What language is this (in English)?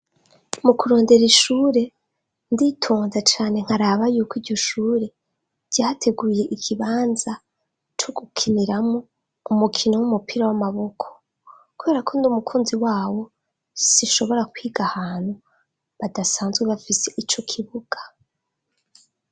Rundi